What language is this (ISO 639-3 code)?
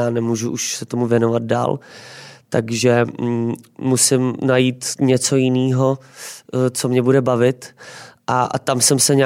ces